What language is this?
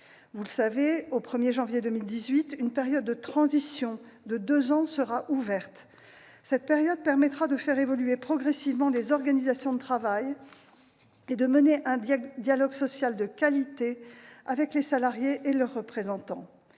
French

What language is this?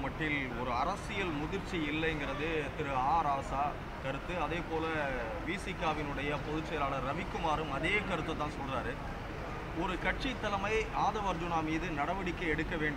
Tamil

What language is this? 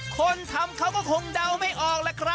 Thai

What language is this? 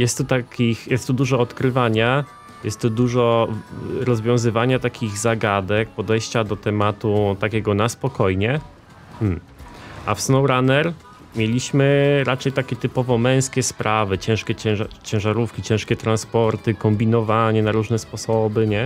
Polish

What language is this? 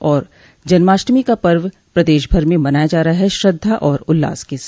Hindi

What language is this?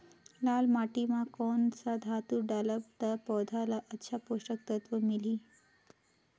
Chhattisgarhi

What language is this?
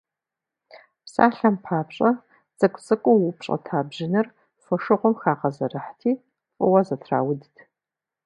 Kabardian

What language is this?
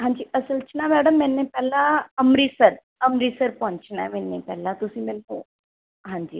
Punjabi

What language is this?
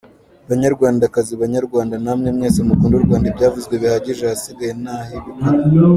Kinyarwanda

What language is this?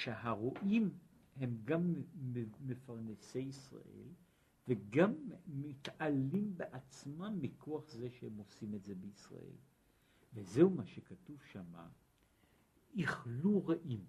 Hebrew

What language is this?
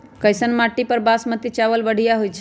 Magahi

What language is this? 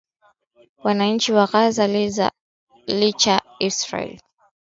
Swahili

